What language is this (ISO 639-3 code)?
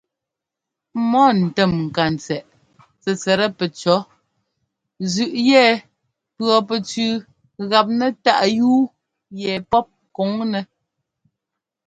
jgo